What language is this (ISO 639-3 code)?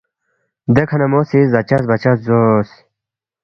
bft